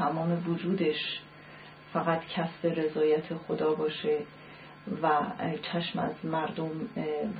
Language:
Persian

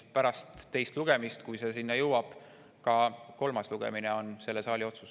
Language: Estonian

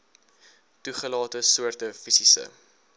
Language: Afrikaans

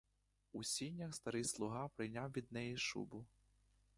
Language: Ukrainian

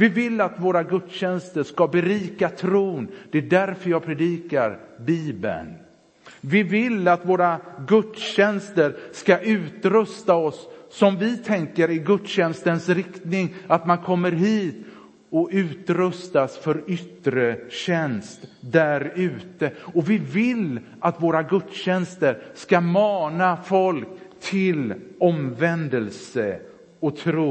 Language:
Swedish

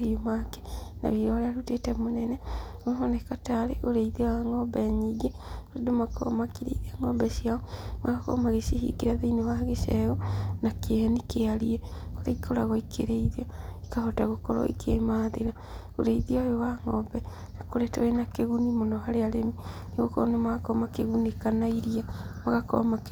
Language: Kikuyu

